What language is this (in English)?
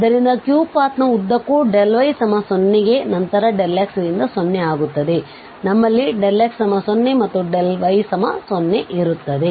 Kannada